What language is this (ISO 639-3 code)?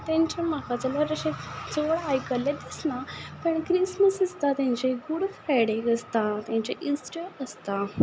kok